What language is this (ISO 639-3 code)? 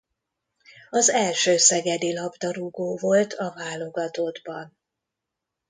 hun